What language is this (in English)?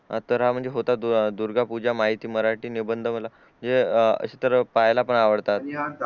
Marathi